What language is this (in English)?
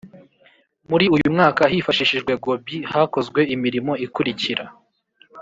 Kinyarwanda